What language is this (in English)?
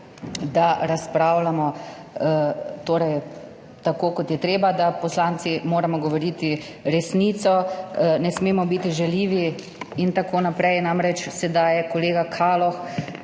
Slovenian